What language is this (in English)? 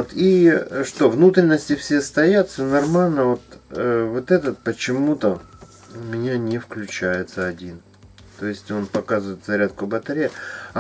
Russian